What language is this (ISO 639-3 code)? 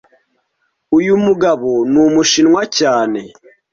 kin